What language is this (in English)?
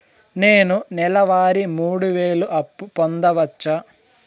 Telugu